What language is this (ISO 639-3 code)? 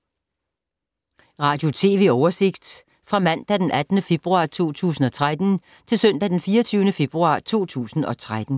dan